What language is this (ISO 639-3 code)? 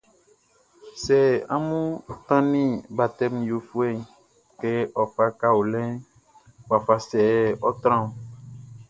bci